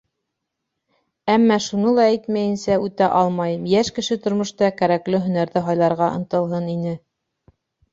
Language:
Bashkir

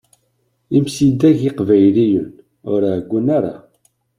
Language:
Kabyle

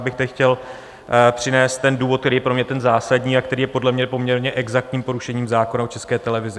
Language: Czech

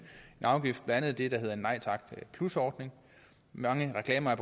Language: Danish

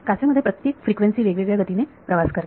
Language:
Marathi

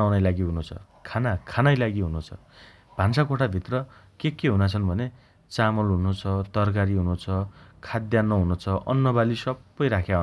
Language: Dotyali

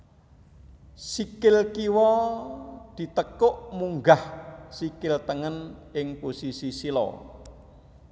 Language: Javanese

